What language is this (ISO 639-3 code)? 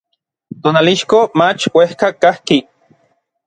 nlv